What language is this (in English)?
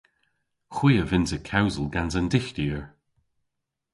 Cornish